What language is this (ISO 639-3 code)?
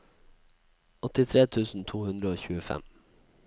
nor